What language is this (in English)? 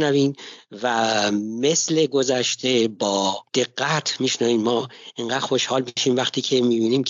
Persian